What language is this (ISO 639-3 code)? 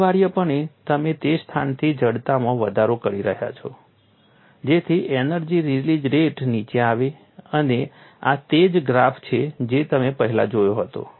guj